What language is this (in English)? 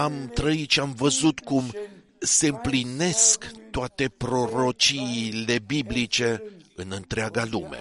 Romanian